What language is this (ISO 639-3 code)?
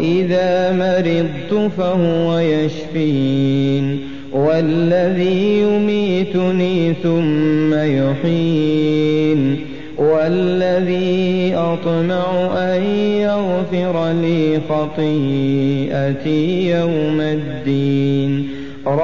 ara